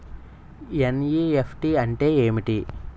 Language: Telugu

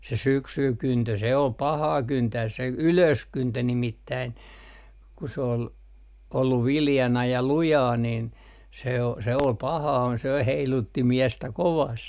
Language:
Finnish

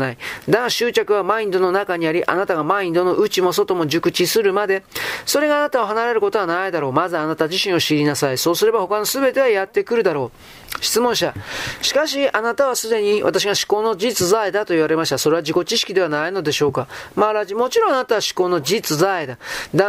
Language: Japanese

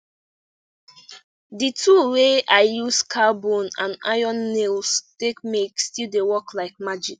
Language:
Nigerian Pidgin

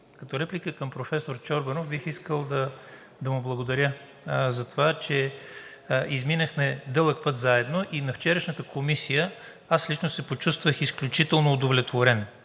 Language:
Bulgarian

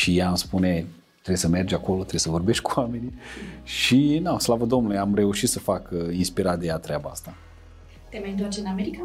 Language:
Romanian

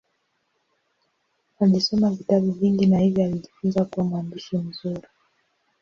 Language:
Swahili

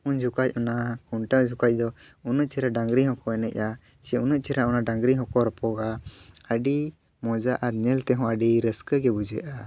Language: Santali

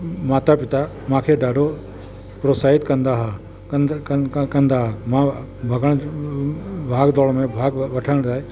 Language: Sindhi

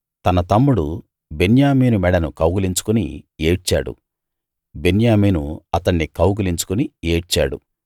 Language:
Telugu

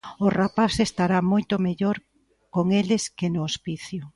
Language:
Galician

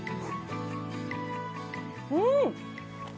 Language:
Japanese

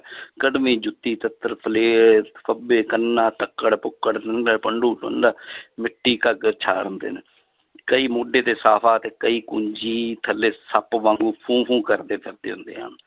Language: Punjabi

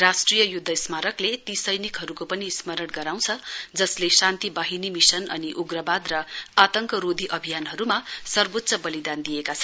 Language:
Nepali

